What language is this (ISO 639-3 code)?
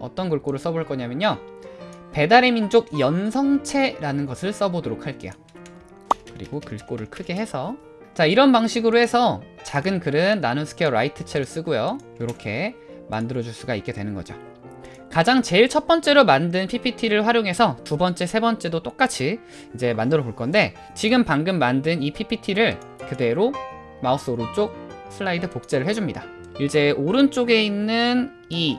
kor